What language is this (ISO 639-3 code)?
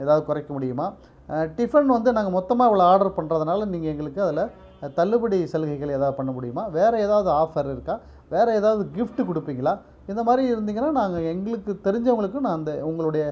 tam